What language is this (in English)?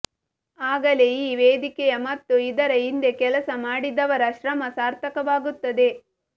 Kannada